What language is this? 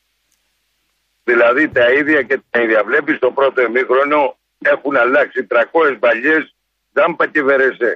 Greek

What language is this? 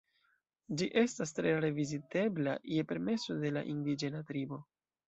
Esperanto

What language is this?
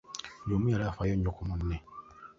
Ganda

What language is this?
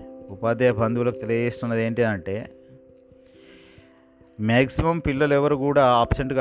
Telugu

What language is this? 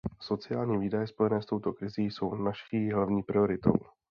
Czech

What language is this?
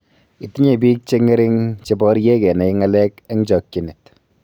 Kalenjin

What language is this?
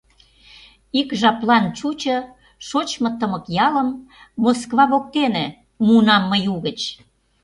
Mari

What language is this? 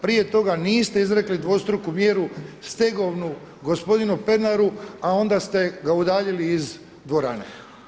Croatian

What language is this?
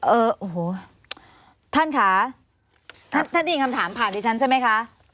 Thai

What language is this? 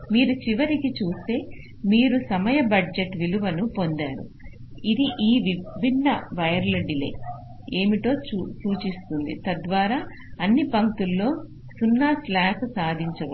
Telugu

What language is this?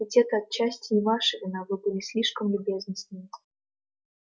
Russian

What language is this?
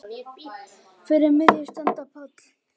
Icelandic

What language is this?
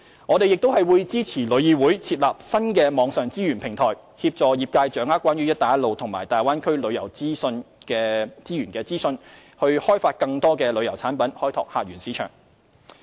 Cantonese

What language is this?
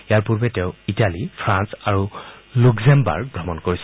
Assamese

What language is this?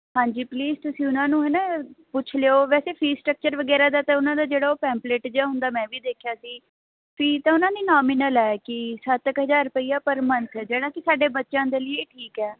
Punjabi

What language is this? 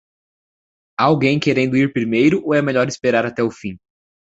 Portuguese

